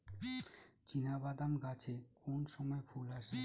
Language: Bangla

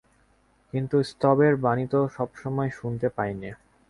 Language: Bangla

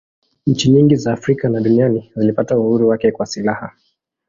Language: Swahili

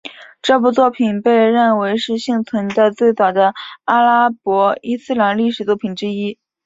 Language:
Chinese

